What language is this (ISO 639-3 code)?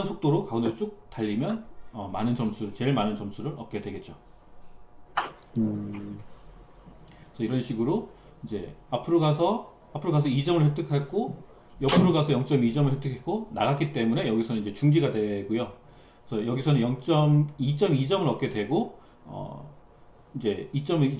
kor